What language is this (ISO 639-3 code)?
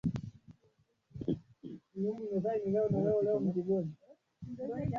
swa